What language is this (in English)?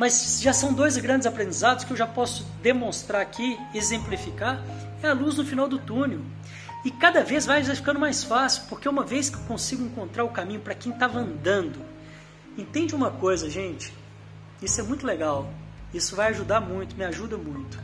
Portuguese